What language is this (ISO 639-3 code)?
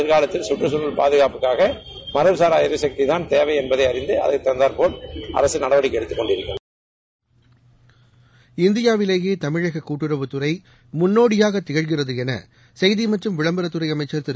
tam